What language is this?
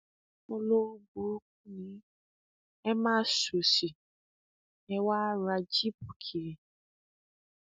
Yoruba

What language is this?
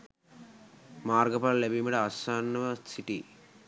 Sinhala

